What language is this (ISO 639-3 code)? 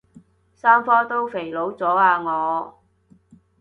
yue